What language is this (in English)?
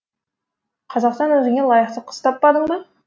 Kazakh